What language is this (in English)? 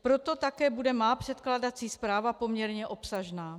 Czech